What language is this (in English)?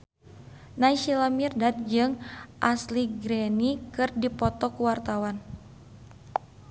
Sundanese